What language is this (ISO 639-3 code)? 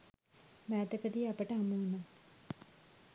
sin